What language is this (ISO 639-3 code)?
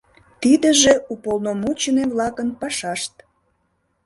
chm